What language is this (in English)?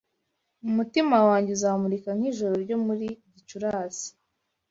Kinyarwanda